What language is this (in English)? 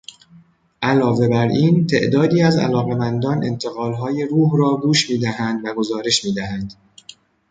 Persian